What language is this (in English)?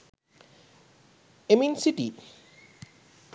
Sinhala